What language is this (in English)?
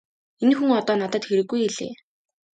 Mongolian